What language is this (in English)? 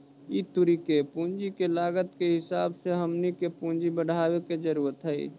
Magahi